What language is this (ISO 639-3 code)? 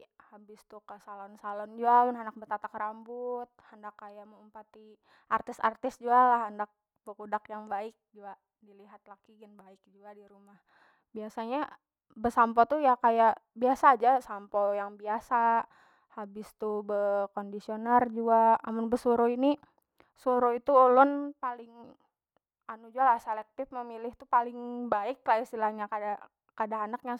bjn